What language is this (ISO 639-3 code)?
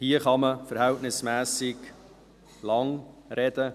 gsw